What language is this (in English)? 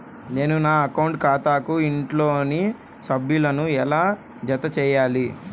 Telugu